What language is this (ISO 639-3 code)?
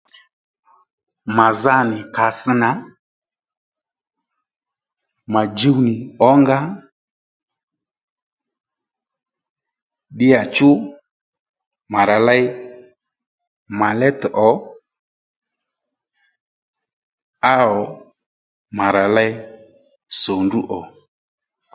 led